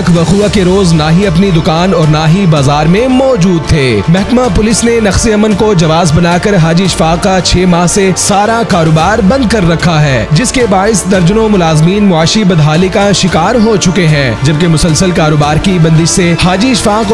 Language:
Hindi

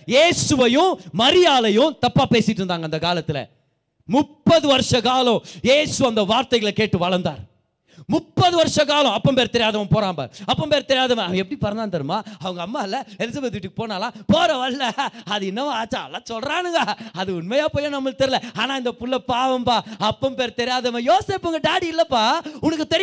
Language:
Tamil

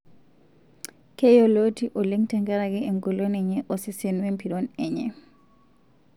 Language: Masai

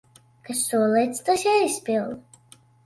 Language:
Latvian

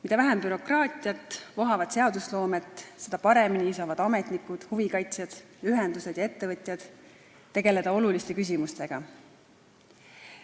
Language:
Estonian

